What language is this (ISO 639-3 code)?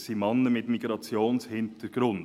gsw